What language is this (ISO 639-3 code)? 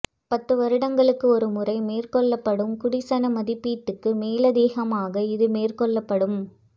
tam